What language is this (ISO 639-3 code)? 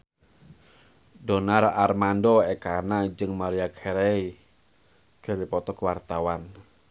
sun